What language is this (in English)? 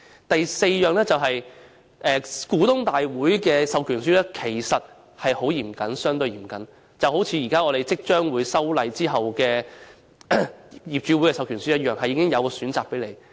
Cantonese